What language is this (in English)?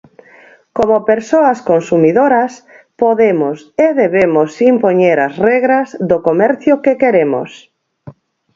Galician